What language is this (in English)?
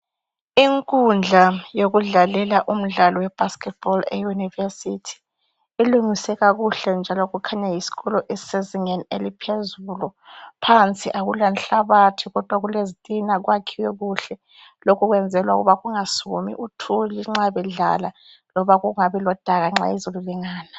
North Ndebele